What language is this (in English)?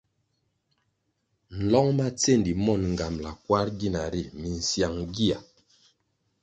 Kwasio